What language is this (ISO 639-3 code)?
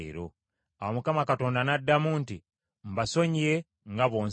lug